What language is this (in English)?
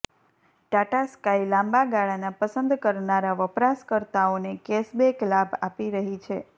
Gujarati